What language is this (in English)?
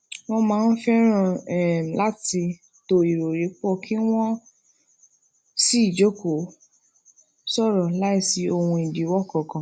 Yoruba